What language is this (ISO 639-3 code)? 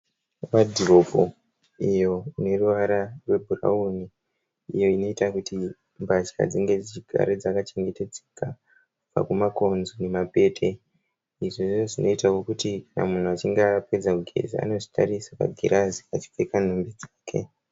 sna